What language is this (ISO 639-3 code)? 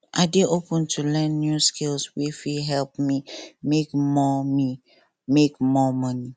pcm